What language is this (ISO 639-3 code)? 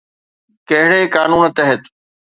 snd